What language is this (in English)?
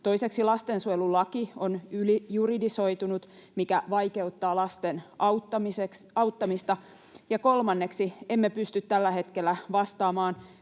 Finnish